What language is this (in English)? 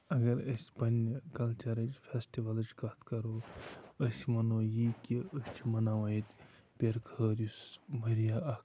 Kashmiri